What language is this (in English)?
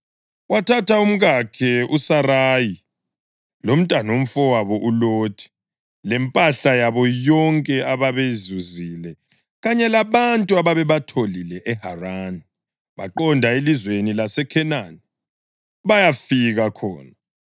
North Ndebele